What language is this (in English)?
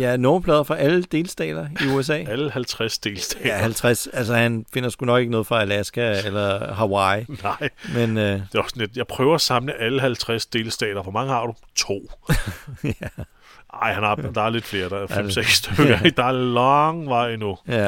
Danish